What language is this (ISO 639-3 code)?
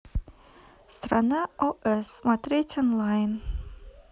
rus